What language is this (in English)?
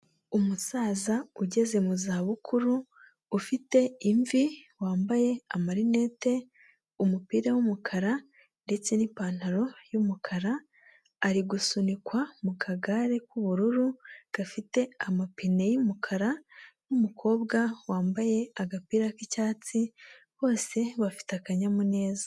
Kinyarwanda